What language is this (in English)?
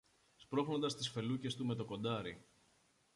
Greek